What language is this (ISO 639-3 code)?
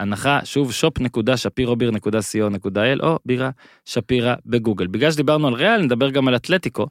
heb